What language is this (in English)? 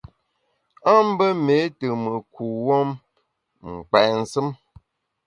Bamun